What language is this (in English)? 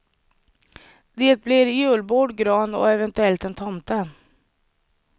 Swedish